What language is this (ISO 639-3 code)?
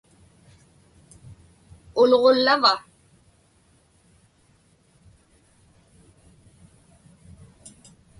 ipk